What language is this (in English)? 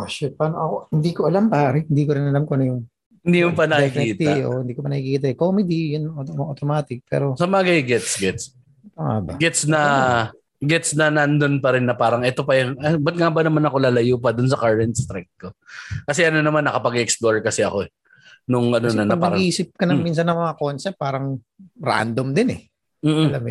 Filipino